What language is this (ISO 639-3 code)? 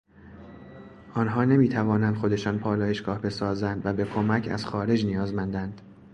fas